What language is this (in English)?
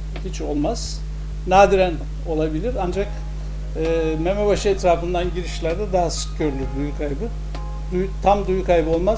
Turkish